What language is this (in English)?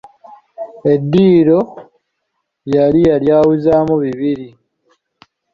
Ganda